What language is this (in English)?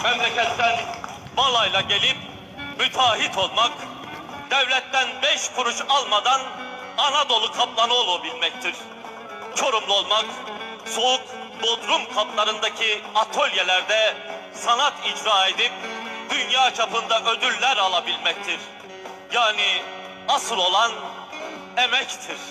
Turkish